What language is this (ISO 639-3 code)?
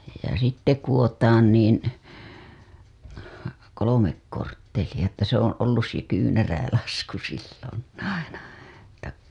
fin